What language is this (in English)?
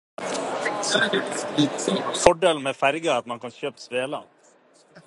Norwegian Bokmål